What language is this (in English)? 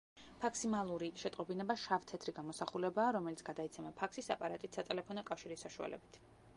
Georgian